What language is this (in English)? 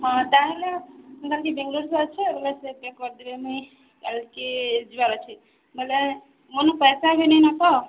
Odia